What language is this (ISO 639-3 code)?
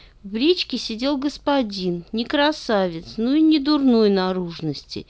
rus